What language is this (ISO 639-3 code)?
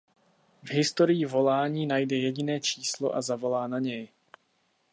ces